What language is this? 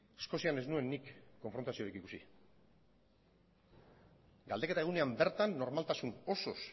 Basque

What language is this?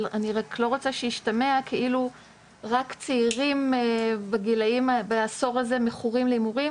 Hebrew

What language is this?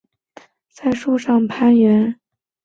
Chinese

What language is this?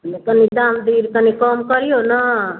Maithili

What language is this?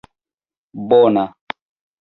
Esperanto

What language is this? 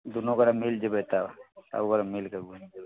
Maithili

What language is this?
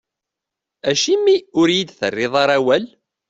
Kabyle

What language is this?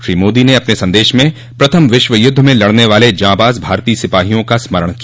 Hindi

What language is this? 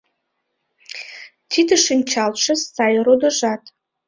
Mari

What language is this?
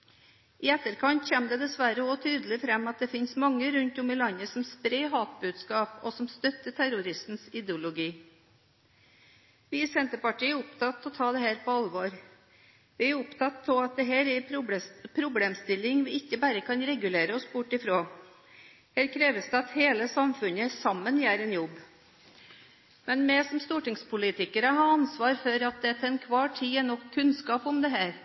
Norwegian Bokmål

